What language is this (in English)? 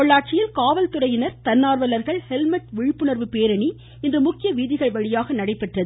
Tamil